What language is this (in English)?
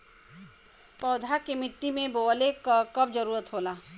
Bhojpuri